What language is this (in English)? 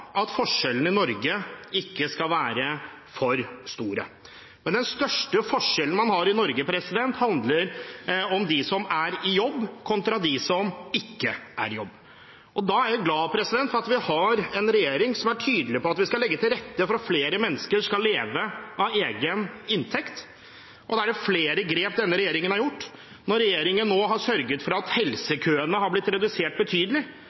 Norwegian Bokmål